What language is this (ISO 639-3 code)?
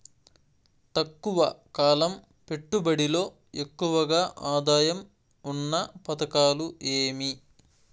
tel